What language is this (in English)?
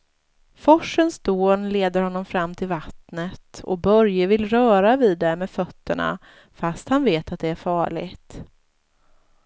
Swedish